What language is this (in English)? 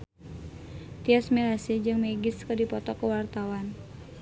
Sundanese